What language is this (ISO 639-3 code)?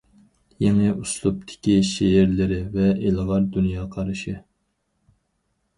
uig